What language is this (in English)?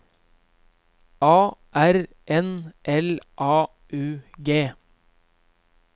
Norwegian